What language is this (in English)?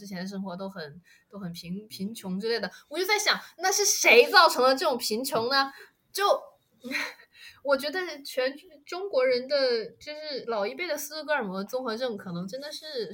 Chinese